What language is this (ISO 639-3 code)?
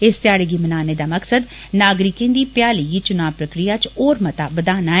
doi